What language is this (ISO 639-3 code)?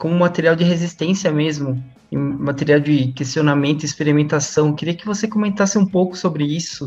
por